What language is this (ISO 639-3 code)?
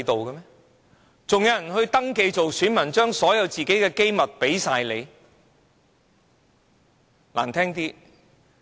yue